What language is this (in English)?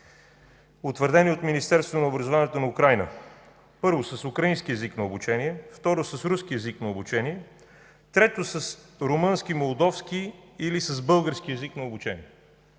Bulgarian